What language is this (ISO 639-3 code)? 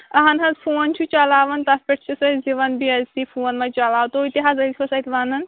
kas